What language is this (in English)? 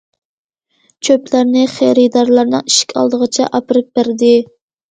Uyghur